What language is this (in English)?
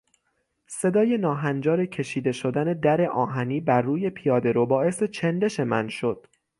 Persian